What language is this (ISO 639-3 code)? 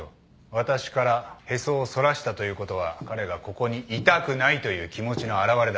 jpn